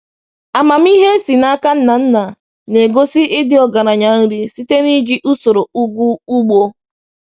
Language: Igbo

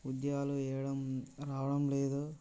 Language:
Telugu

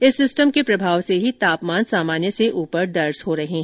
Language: Hindi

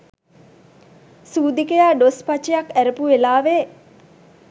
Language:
Sinhala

